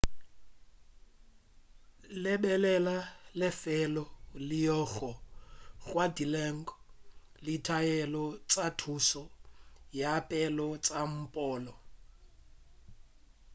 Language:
Northern Sotho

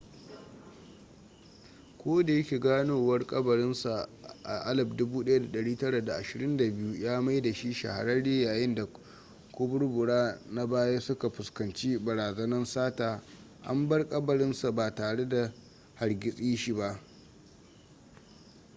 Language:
Hausa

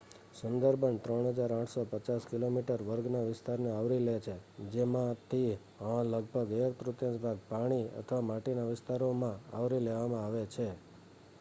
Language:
Gujarati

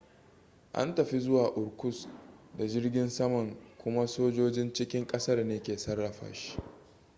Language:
Hausa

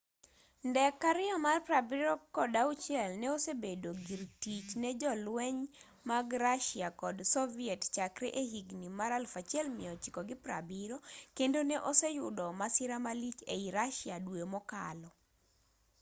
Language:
Luo (Kenya and Tanzania)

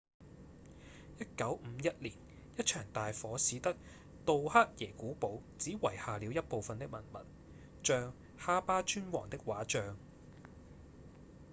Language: Cantonese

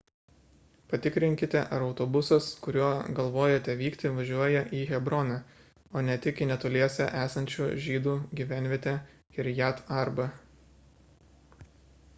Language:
Lithuanian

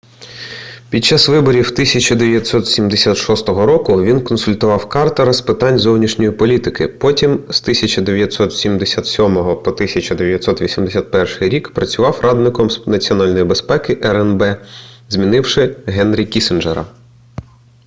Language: Ukrainian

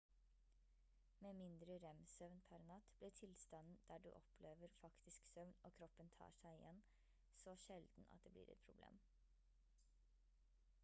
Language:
Norwegian Bokmål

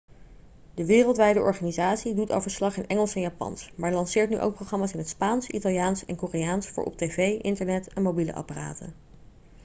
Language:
Dutch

